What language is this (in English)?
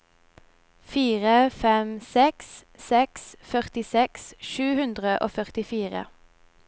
Norwegian